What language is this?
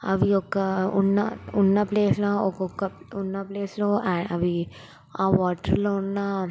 Telugu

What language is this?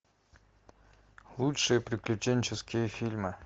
Russian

